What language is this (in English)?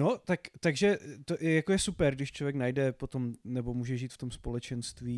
Czech